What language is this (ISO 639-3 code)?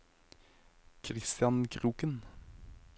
nor